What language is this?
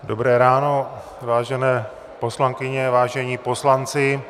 Czech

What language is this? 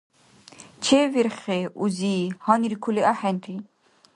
Dargwa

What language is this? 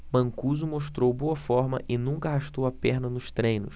Portuguese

